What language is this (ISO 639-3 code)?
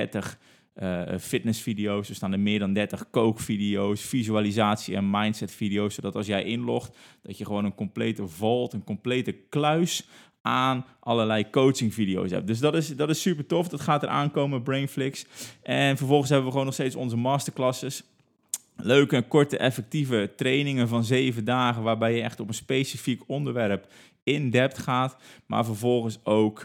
nld